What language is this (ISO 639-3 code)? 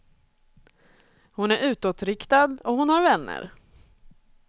swe